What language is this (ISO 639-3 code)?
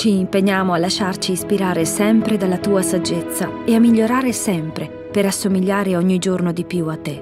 ita